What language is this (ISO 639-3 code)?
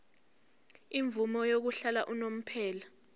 zul